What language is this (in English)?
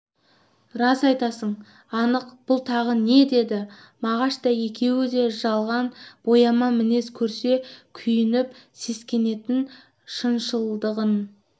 Kazakh